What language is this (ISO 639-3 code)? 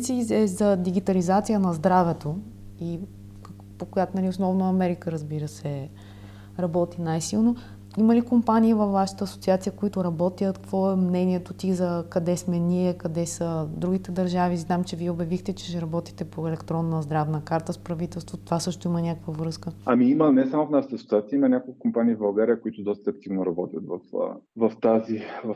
bul